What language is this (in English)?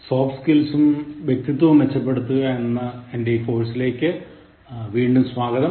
Malayalam